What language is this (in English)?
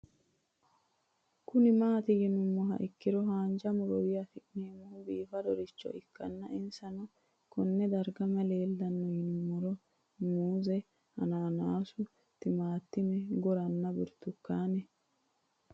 Sidamo